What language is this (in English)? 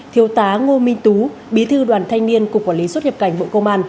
Vietnamese